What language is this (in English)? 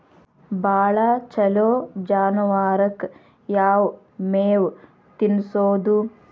Kannada